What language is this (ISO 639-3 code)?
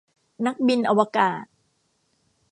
tha